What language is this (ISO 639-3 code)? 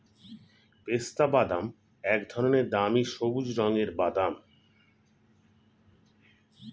ben